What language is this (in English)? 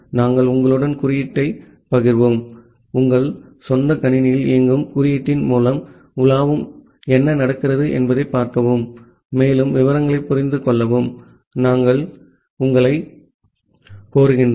Tamil